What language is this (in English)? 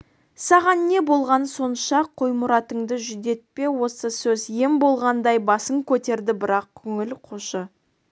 Kazakh